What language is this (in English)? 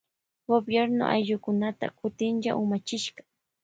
Loja Highland Quichua